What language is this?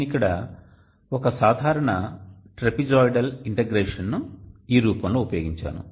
Telugu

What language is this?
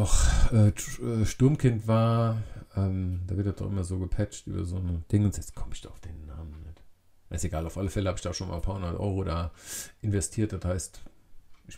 German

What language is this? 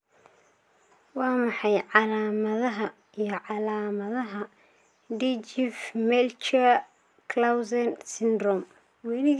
Somali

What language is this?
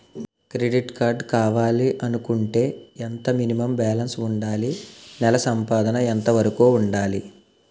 Telugu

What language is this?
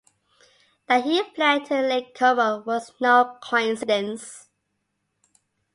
English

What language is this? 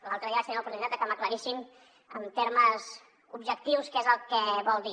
Catalan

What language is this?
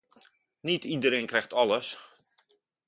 Dutch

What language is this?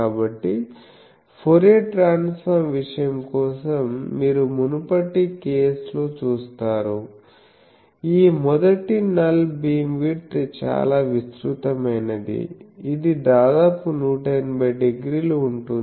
Telugu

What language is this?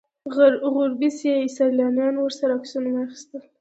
Pashto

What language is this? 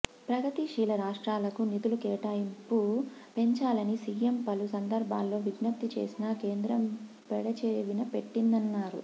Telugu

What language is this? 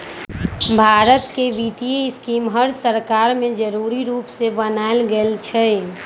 Magahi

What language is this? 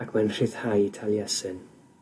Welsh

